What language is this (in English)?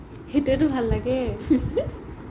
Assamese